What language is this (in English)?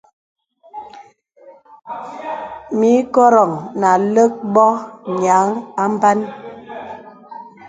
Bebele